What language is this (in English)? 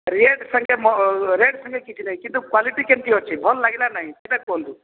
Odia